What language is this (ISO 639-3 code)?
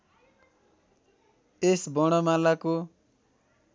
nep